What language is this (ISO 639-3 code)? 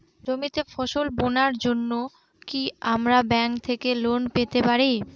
ben